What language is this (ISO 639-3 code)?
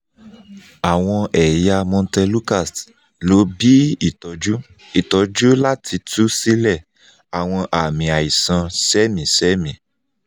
yor